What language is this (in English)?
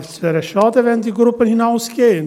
Swiss German